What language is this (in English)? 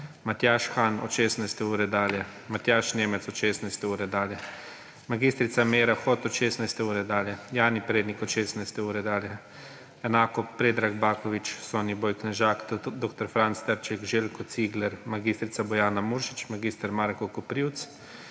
Slovenian